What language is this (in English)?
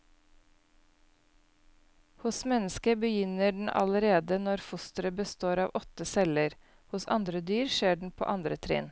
Norwegian